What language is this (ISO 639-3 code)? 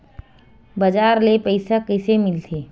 hne